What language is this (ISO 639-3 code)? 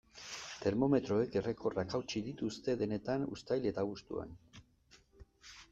eus